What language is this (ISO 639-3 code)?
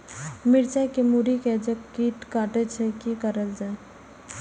mai